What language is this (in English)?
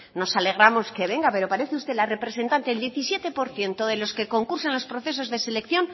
Spanish